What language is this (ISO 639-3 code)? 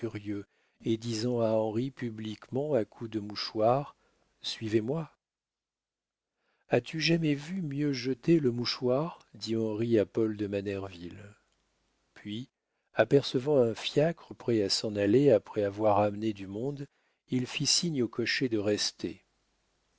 fra